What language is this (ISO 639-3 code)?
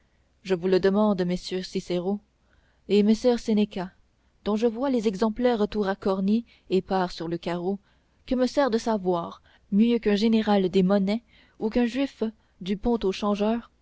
fra